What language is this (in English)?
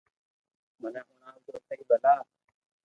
Loarki